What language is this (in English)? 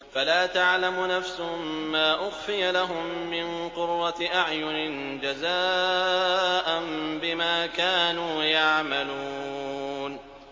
Arabic